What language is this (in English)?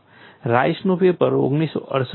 Gujarati